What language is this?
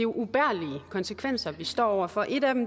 Danish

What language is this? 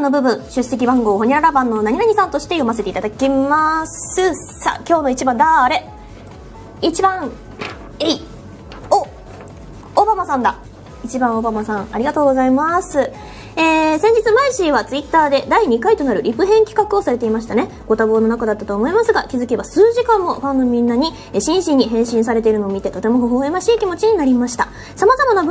Japanese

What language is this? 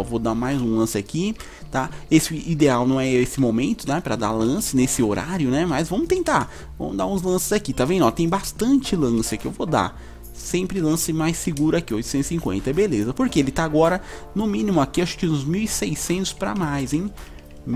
Portuguese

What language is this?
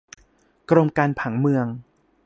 Thai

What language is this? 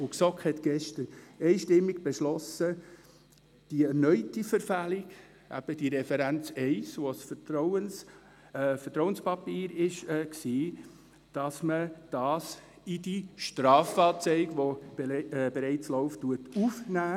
Swiss German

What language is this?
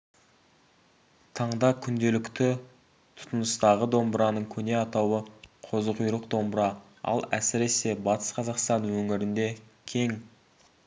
Kazakh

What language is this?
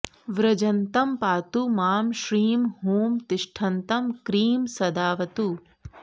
Sanskrit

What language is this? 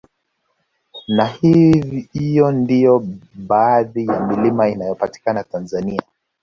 Swahili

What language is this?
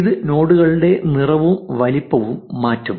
Malayalam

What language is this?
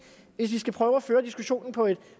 Danish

